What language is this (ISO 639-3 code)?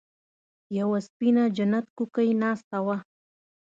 pus